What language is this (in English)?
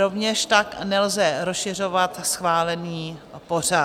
Czech